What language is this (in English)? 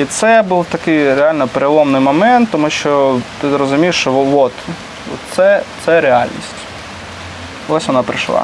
Ukrainian